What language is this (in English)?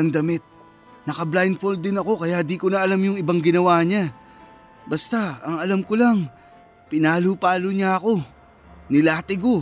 Filipino